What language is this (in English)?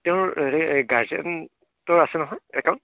Assamese